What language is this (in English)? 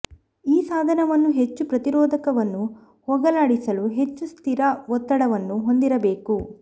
Kannada